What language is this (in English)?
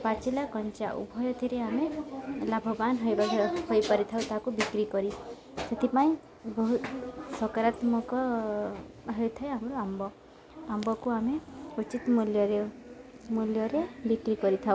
Odia